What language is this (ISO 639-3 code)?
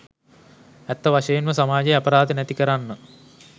sin